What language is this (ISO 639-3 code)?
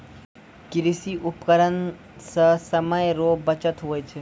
mai